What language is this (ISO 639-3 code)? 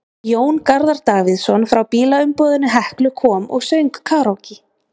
isl